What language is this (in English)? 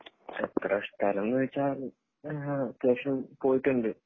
Malayalam